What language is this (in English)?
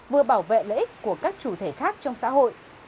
Vietnamese